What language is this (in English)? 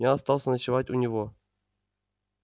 Russian